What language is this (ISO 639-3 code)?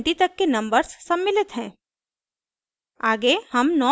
hin